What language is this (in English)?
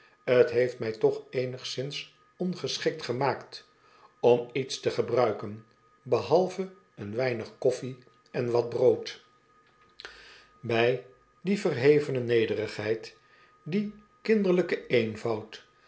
Dutch